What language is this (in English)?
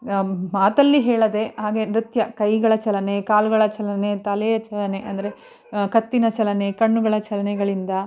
Kannada